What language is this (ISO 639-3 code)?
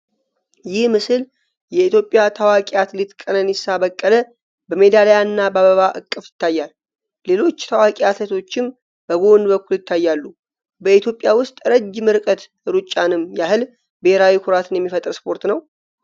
amh